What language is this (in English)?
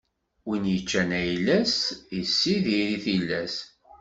Kabyle